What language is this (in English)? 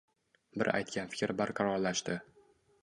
Uzbek